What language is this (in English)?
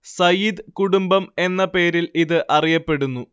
Malayalam